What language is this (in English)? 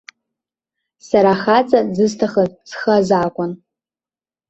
Abkhazian